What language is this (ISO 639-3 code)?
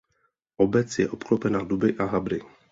ces